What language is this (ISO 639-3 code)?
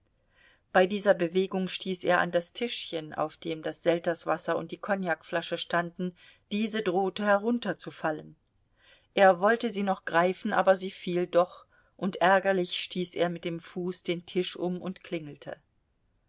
deu